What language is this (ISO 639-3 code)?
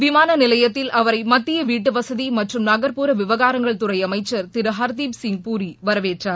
tam